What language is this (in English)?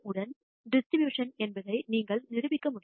Tamil